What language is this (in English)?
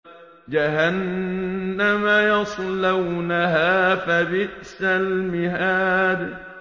Arabic